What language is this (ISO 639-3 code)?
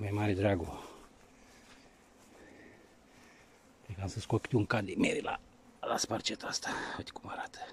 ron